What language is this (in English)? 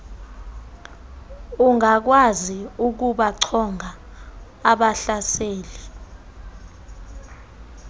Xhosa